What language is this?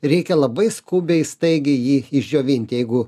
Lithuanian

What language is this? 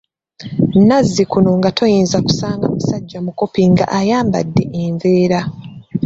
Ganda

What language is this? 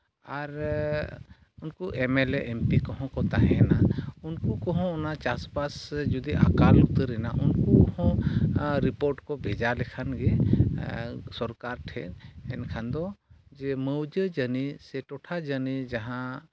Santali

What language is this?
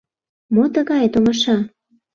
Mari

